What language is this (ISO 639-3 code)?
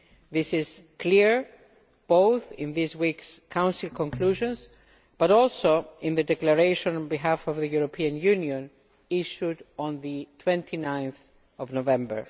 eng